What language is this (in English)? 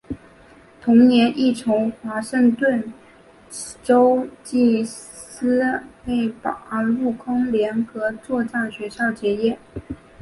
Chinese